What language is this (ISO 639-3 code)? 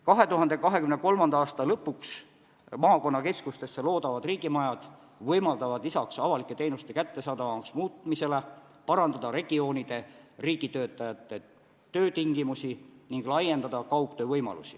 est